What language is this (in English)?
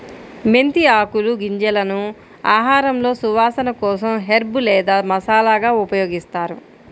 Telugu